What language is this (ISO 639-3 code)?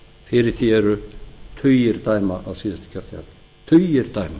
isl